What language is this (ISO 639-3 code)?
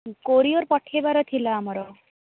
ori